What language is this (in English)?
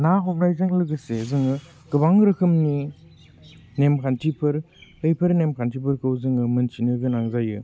Bodo